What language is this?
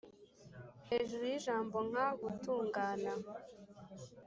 Kinyarwanda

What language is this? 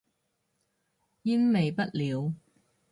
Cantonese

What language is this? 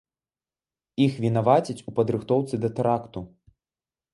Belarusian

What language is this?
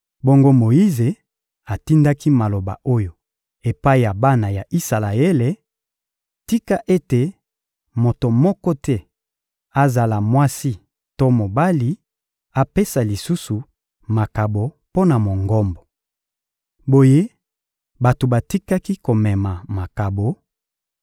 Lingala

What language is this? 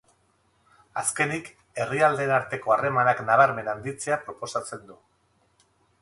Basque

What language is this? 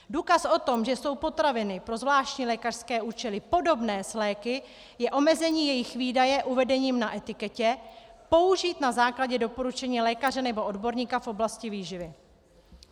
Czech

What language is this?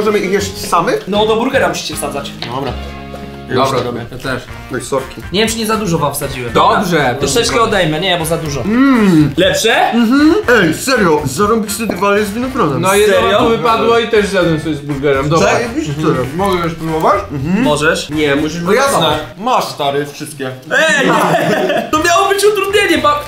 Polish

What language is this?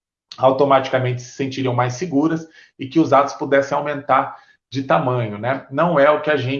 Portuguese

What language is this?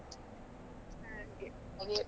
Kannada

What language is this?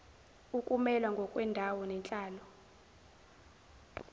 Zulu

